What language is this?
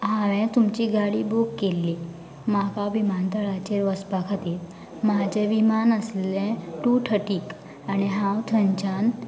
Konkani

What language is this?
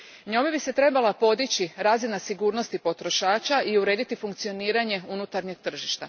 Croatian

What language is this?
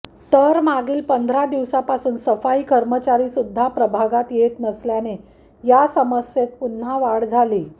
Marathi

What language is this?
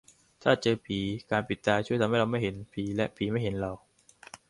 Thai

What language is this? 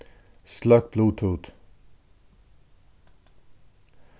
Faroese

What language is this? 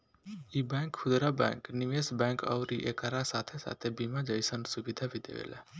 Bhojpuri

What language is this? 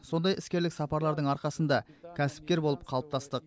Kazakh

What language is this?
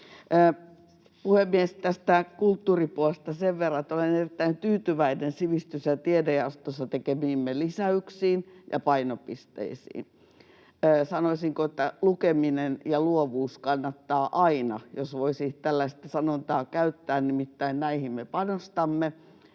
Finnish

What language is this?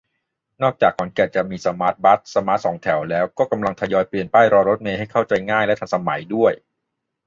Thai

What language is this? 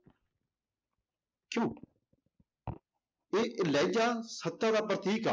Punjabi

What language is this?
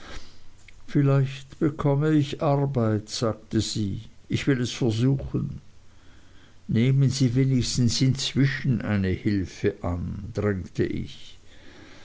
German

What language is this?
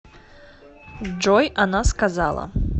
Russian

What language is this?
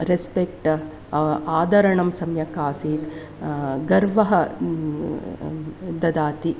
Sanskrit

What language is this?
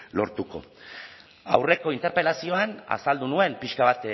Basque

